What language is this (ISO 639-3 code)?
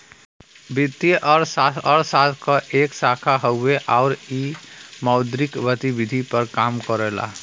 bho